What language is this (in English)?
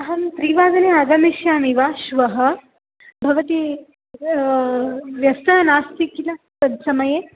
Sanskrit